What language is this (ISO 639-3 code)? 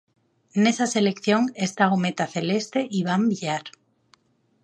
glg